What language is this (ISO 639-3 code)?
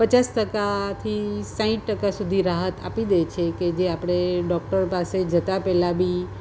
guj